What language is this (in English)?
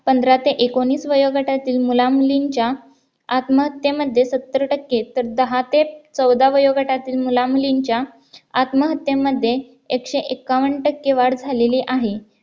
Marathi